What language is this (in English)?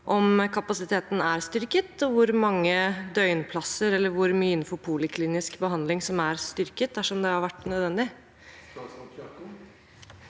Norwegian